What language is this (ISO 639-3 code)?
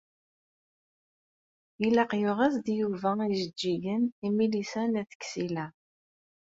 kab